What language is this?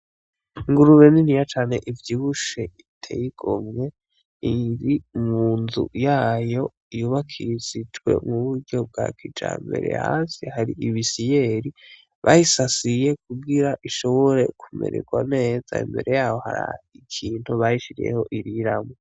Rundi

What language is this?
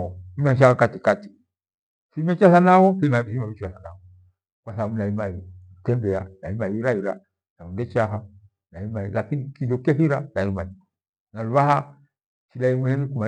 Gweno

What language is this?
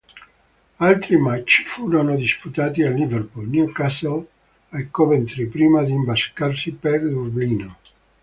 Italian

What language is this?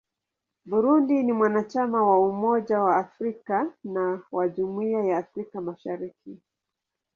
Swahili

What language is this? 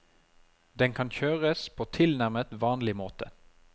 Norwegian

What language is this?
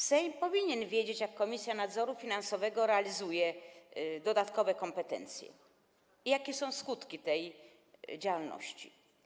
Polish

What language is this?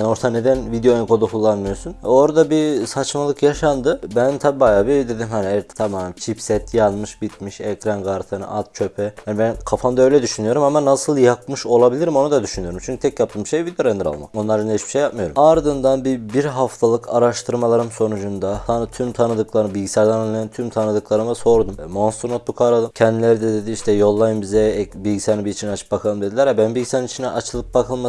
Turkish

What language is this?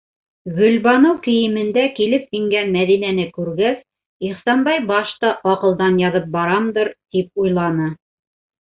Bashkir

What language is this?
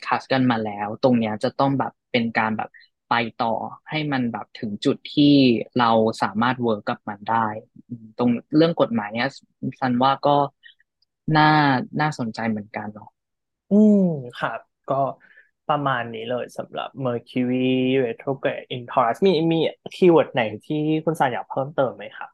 Thai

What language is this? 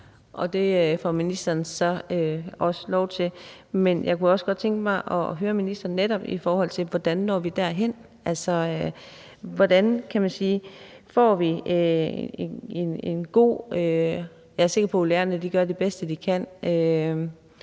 Danish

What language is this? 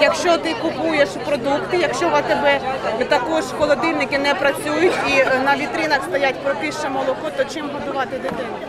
Ukrainian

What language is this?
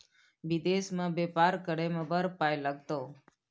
Maithili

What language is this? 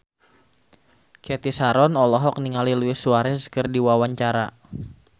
Sundanese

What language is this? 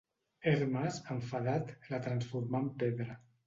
Catalan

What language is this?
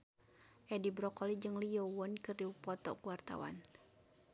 Sundanese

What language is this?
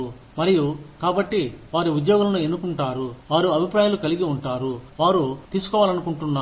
Telugu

